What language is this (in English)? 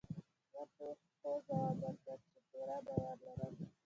Pashto